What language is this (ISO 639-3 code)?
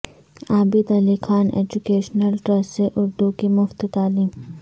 urd